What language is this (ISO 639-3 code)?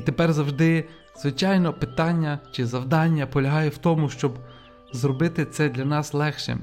ukr